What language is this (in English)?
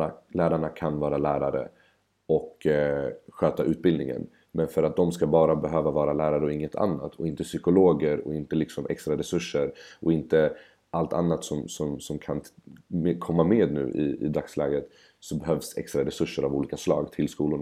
Swedish